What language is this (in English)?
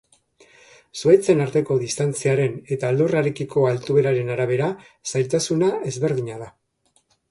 Basque